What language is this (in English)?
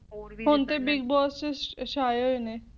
Punjabi